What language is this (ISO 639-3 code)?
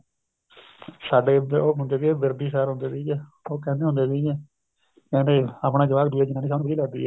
pan